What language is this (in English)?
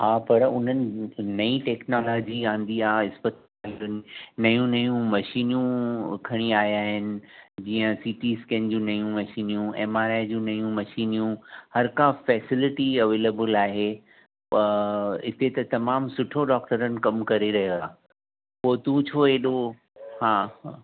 Sindhi